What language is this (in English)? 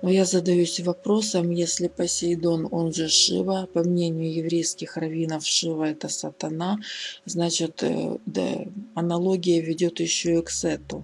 Russian